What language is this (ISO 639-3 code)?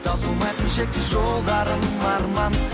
kaz